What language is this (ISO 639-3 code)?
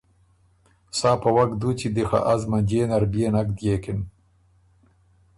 oru